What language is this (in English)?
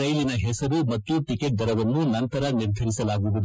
Kannada